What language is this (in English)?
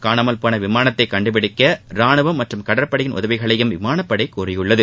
Tamil